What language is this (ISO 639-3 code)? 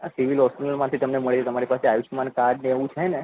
guj